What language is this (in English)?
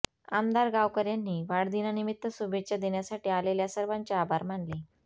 Marathi